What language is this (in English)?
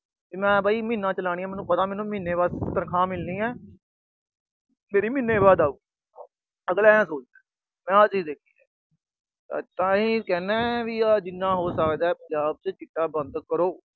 Punjabi